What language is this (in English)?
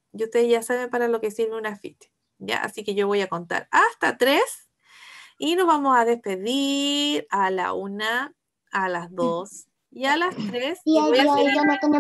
Spanish